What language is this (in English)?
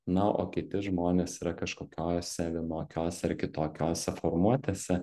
Lithuanian